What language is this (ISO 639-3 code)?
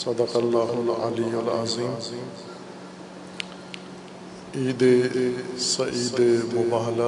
urd